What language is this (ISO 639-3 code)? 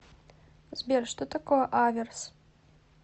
rus